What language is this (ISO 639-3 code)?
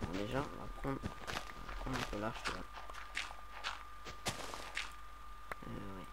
fra